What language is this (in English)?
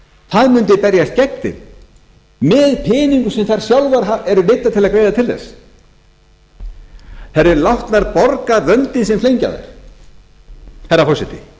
Icelandic